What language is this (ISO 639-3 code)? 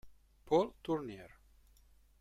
ita